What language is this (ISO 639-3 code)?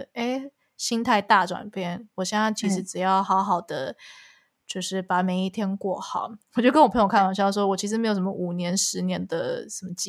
zho